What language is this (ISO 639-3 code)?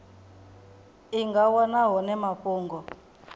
ven